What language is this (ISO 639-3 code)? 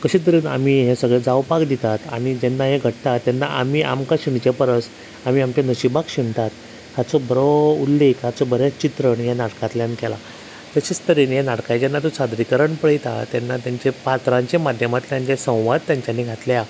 kok